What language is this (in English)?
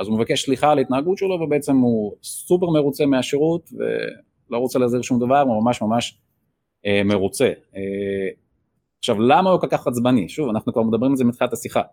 Hebrew